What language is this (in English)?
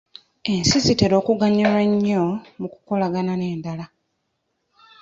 Ganda